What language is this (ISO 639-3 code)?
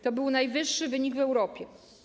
pol